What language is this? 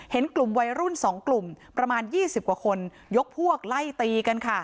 Thai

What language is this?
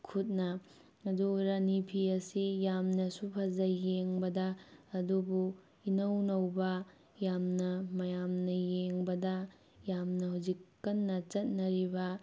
Manipuri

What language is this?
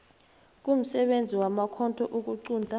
South Ndebele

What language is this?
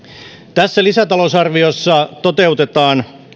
Finnish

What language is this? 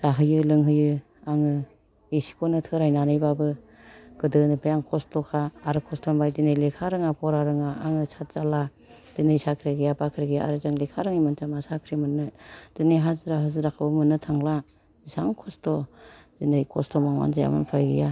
Bodo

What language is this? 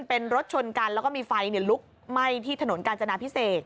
Thai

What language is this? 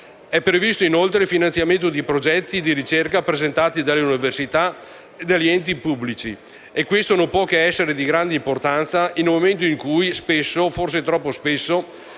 Italian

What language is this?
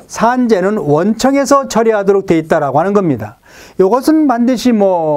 Korean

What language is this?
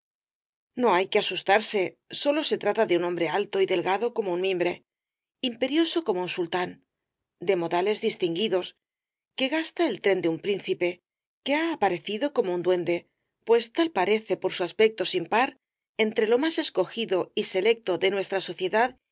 Spanish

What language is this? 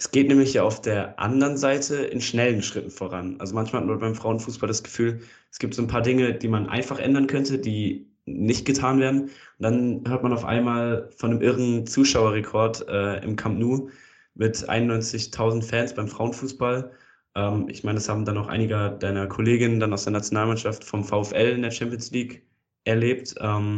German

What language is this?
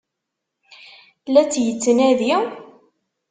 Kabyle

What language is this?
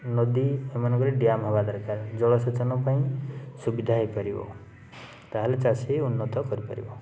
Odia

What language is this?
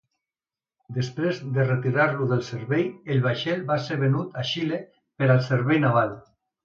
Catalan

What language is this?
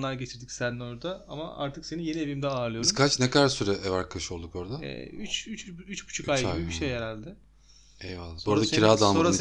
Turkish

